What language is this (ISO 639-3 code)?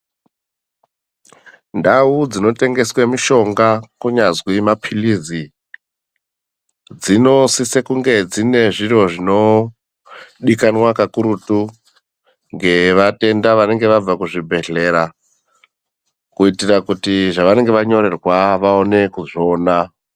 ndc